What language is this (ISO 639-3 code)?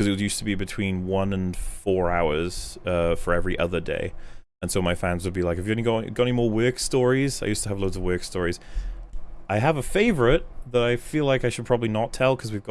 eng